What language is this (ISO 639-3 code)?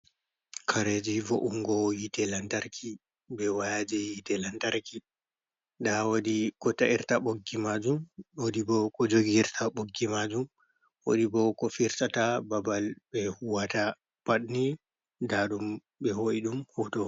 ful